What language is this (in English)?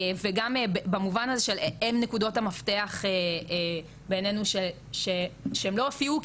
Hebrew